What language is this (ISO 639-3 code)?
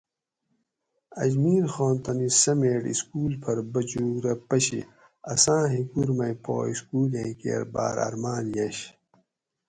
gwc